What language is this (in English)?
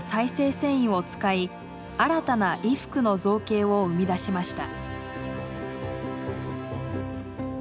Japanese